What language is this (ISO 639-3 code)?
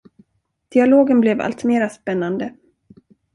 swe